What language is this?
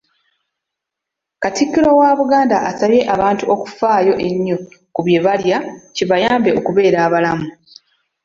Ganda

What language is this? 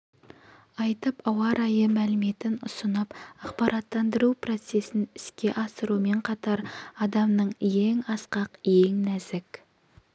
Kazakh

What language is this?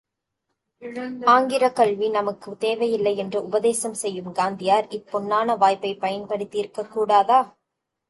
Tamil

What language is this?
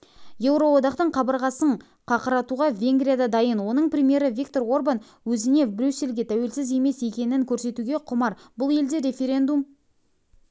Kazakh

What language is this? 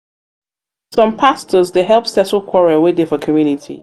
Nigerian Pidgin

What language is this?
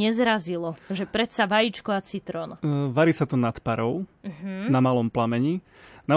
Slovak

